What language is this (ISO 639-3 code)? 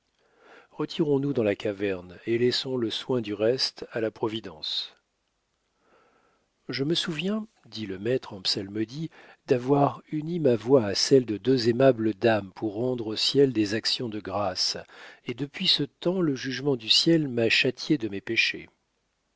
fra